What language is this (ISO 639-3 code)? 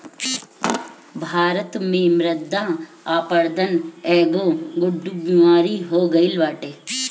bho